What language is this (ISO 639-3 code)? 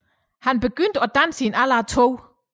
dan